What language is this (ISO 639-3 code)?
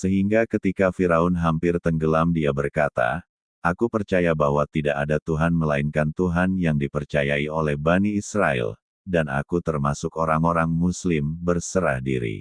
ind